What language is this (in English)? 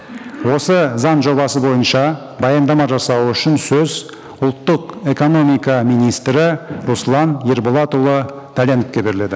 Kazakh